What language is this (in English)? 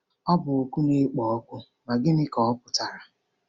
Igbo